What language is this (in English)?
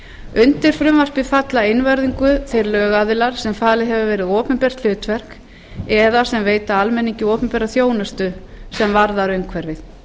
Icelandic